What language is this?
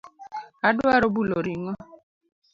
Luo (Kenya and Tanzania)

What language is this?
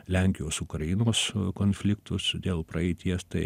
Lithuanian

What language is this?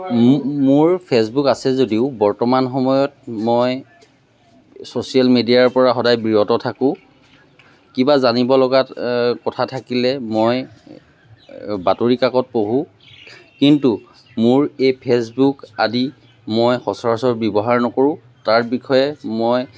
Assamese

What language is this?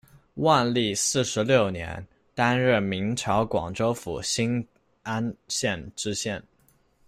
Chinese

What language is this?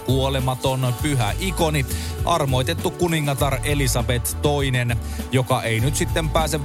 Finnish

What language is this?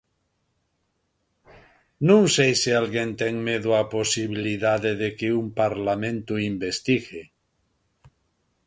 Galician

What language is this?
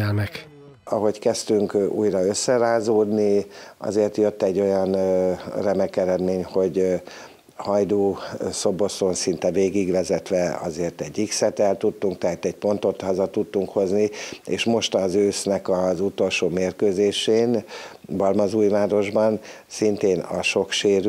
Hungarian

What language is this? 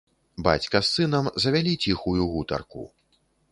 Belarusian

